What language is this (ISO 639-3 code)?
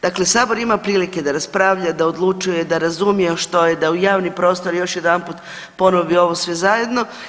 hrv